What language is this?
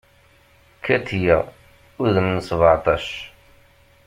Kabyle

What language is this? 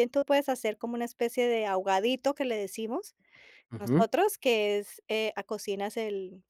Spanish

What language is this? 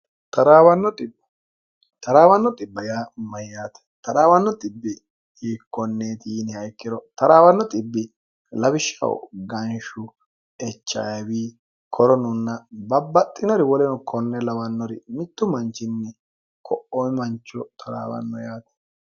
Sidamo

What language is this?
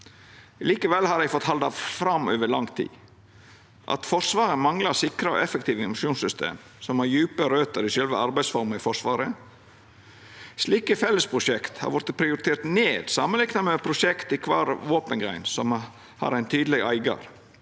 Norwegian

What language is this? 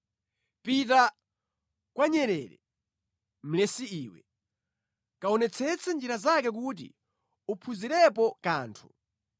Nyanja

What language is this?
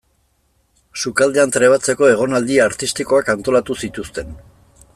Basque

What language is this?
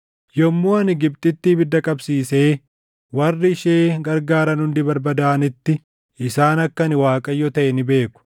Oromo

